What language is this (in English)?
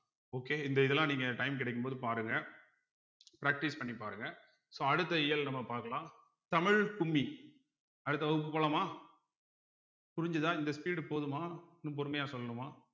Tamil